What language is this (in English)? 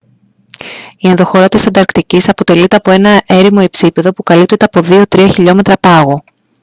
Greek